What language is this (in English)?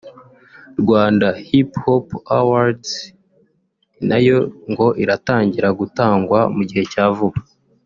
Kinyarwanda